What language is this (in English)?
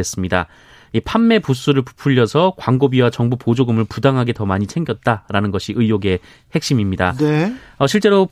Korean